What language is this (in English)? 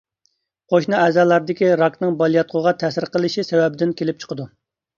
Uyghur